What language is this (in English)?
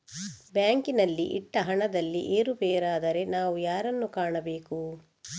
Kannada